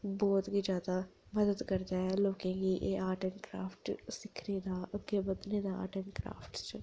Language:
Dogri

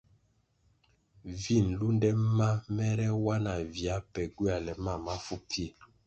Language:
Kwasio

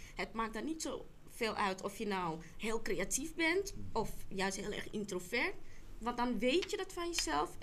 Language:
Dutch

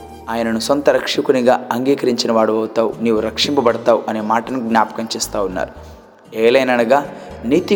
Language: Telugu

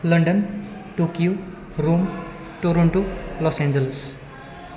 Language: Nepali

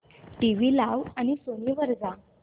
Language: Marathi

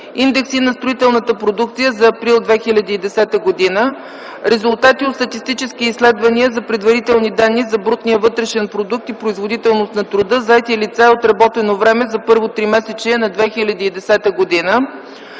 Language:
Bulgarian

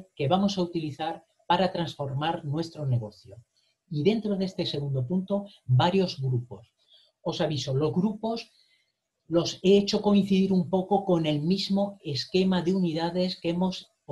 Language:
Spanish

